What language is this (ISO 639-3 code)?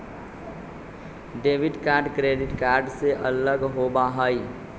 mag